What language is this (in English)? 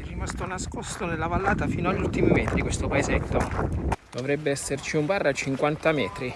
Italian